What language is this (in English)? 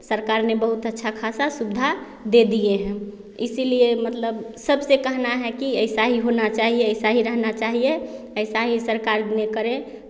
Hindi